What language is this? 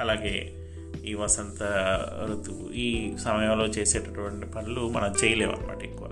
Telugu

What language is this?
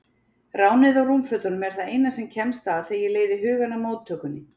Icelandic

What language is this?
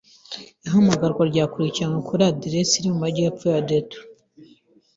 Kinyarwanda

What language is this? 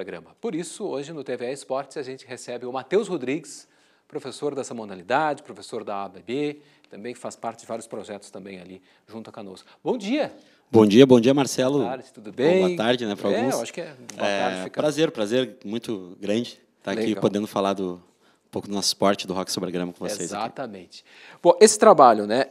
Portuguese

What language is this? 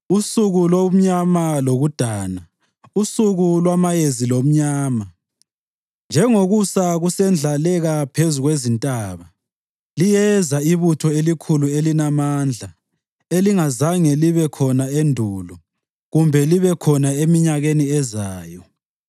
North Ndebele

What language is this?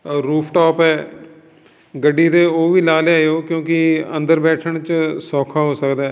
Punjabi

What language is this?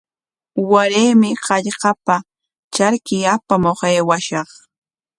Corongo Ancash Quechua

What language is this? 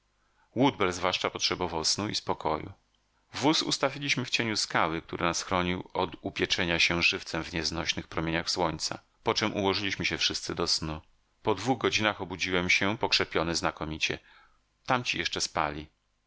Polish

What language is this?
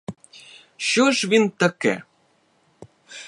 Ukrainian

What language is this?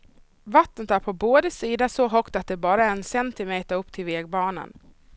Swedish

